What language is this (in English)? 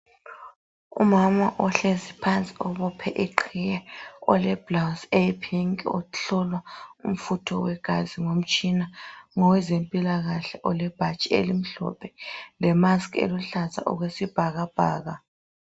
North Ndebele